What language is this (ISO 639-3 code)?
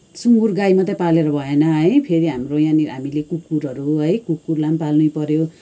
nep